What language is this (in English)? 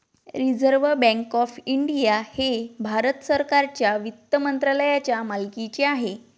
Marathi